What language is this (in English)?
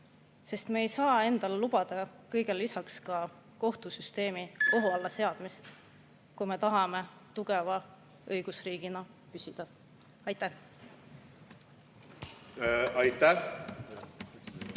Estonian